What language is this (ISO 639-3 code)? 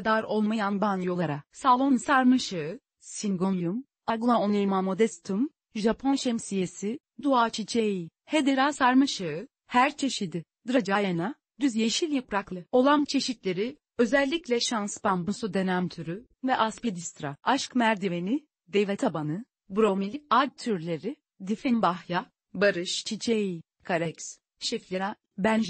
tur